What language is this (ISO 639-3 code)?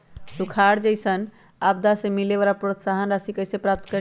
mag